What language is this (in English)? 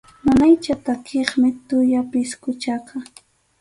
Arequipa-La Unión Quechua